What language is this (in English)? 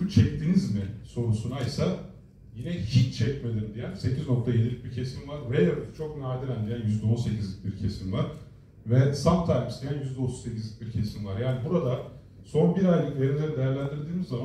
Turkish